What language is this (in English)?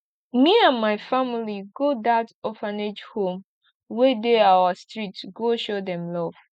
Nigerian Pidgin